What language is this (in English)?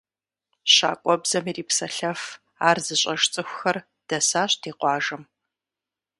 Kabardian